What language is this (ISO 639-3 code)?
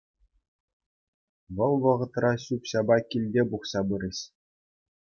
chv